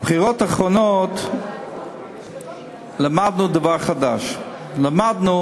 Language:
Hebrew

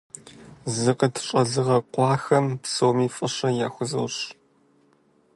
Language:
Kabardian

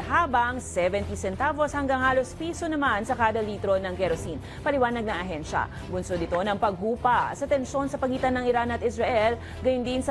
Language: Filipino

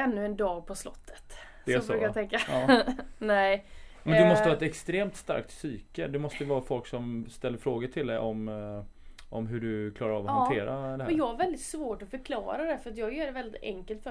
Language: Swedish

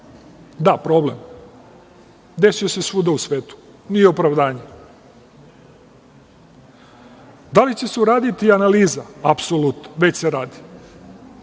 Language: Serbian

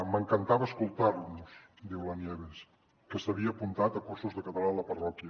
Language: Catalan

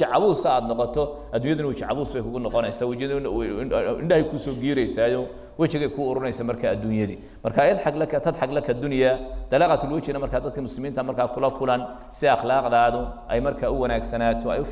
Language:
Arabic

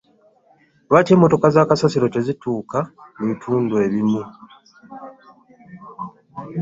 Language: Ganda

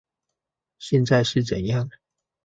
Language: Chinese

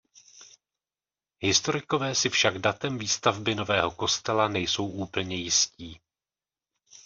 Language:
Czech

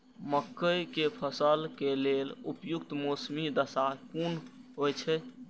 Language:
Maithili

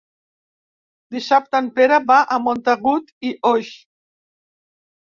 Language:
Catalan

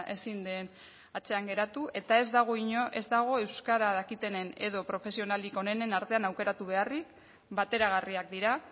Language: Basque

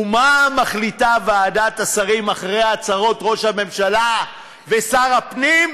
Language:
Hebrew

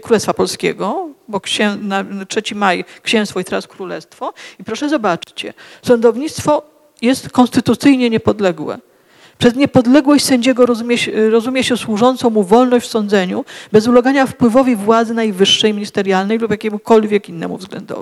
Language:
Polish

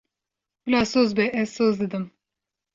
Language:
Kurdish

